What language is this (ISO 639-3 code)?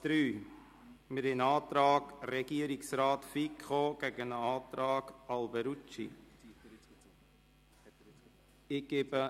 gsw